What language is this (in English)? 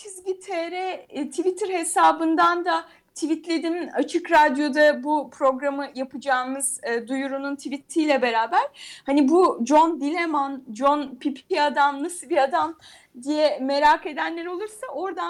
Turkish